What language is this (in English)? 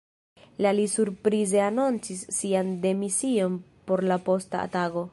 Esperanto